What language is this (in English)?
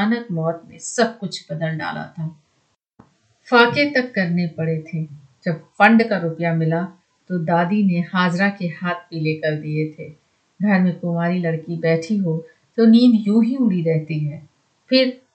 Hindi